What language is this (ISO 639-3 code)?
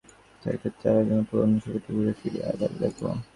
ben